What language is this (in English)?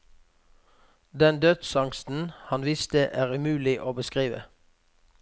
Norwegian